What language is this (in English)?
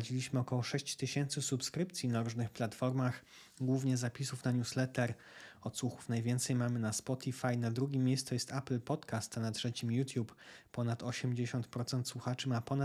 Polish